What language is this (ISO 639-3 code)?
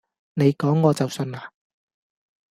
yue